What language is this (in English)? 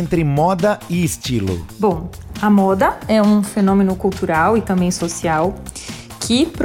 Portuguese